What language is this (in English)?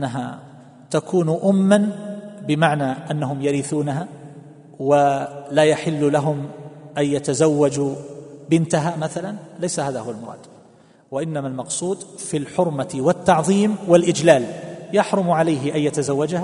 Arabic